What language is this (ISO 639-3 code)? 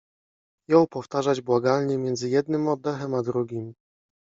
pol